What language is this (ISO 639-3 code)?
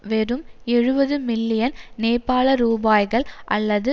tam